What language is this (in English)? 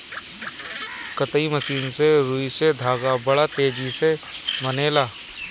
Bhojpuri